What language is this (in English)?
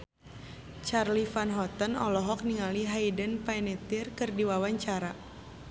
Sundanese